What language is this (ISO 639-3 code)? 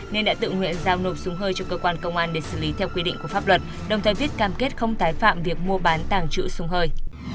vie